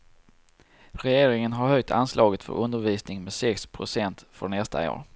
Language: Swedish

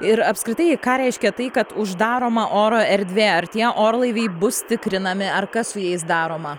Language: Lithuanian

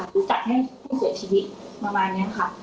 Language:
Thai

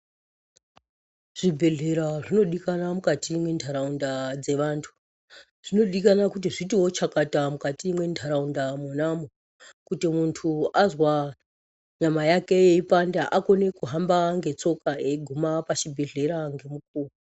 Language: Ndau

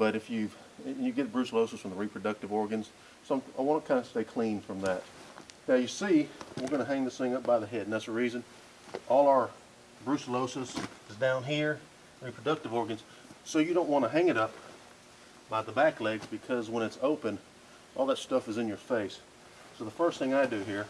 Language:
English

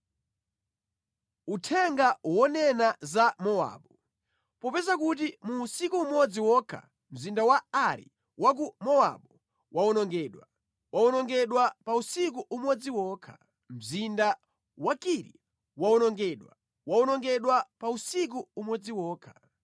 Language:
Nyanja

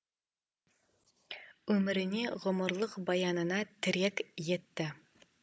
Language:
Kazakh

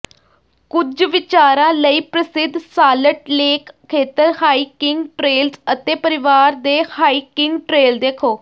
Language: Punjabi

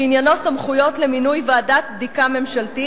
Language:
Hebrew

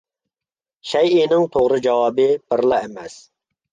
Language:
Uyghur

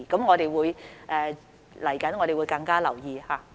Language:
Cantonese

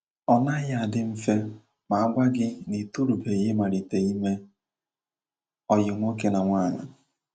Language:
Igbo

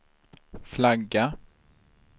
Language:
Swedish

